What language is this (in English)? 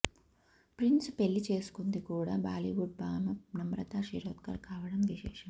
Telugu